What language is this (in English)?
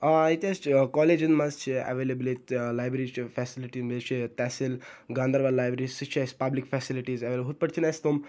Kashmiri